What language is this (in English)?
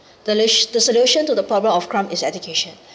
English